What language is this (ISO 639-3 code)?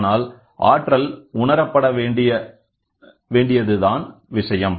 tam